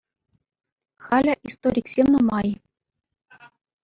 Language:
Chuvash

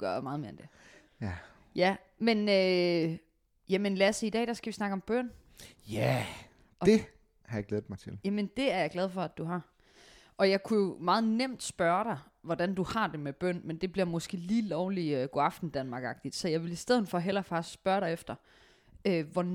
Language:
Danish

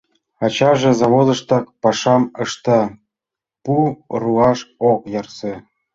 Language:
Mari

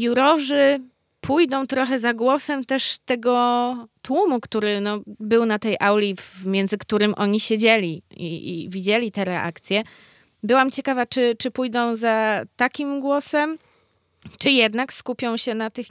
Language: Polish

